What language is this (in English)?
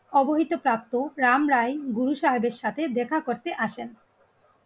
Bangla